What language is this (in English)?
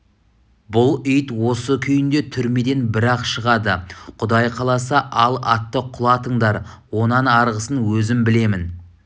Kazakh